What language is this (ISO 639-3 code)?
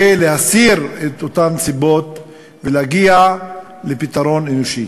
heb